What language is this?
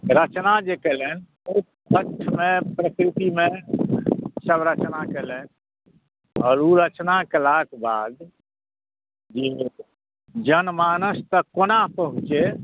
Maithili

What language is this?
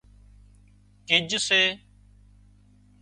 Wadiyara Koli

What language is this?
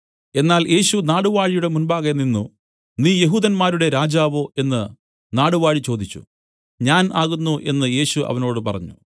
Malayalam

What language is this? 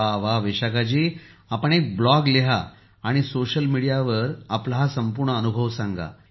Marathi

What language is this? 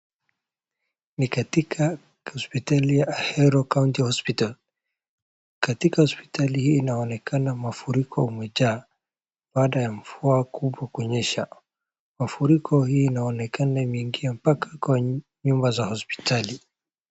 Swahili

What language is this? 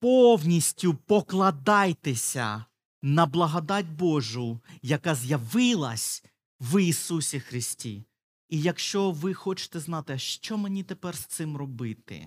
Ukrainian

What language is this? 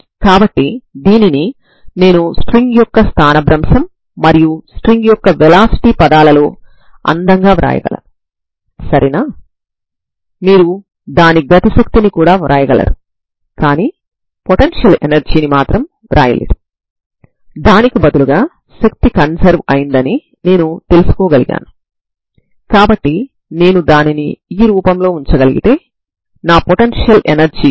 Telugu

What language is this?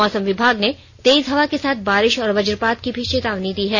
Hindi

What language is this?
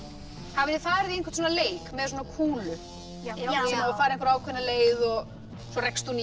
Icelandic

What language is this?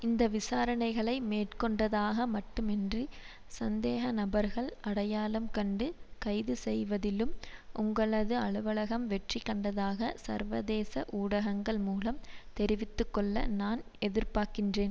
Tamil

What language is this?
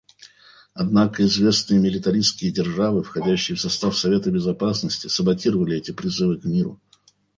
Russian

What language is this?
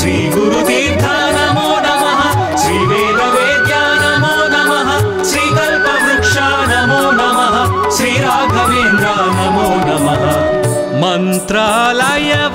Romanian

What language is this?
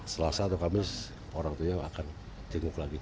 Indonesian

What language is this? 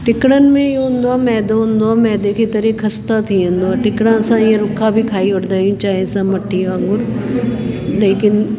Sindhi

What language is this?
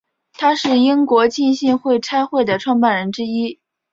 Chinese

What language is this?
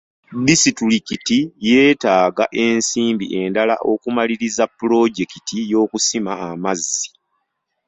Ganda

